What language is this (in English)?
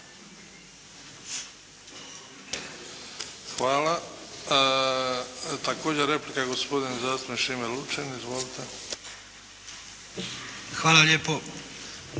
Croatian